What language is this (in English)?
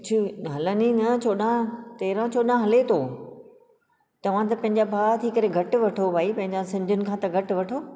Sindhi